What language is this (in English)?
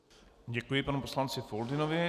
Czech